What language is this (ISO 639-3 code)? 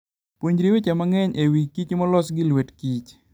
luo